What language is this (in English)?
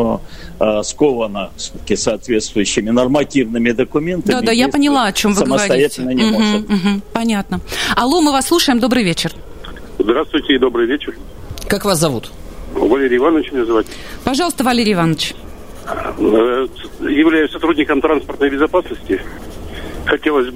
Russian